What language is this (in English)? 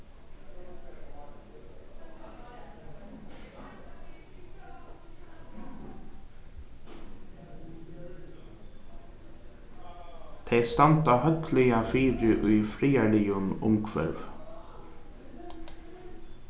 Faroese